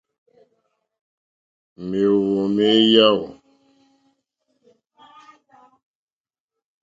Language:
Mokpwe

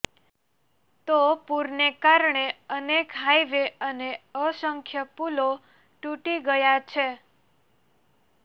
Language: Gujarati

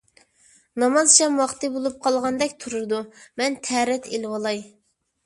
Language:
Uyghur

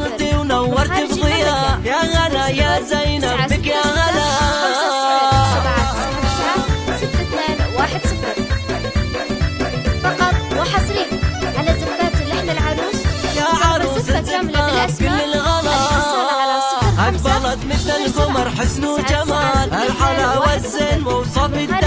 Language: Arabic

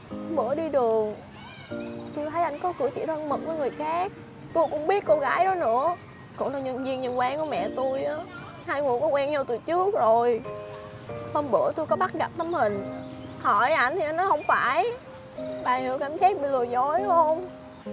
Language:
Vietnamese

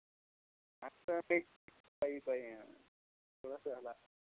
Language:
Kashmiri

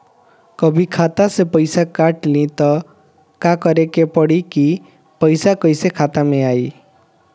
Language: Bhojpuri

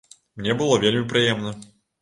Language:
Belarusian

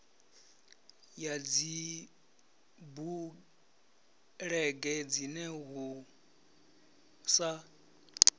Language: Venda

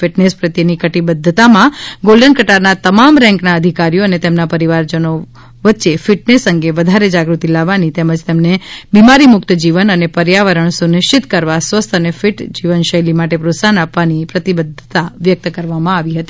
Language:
Gujarati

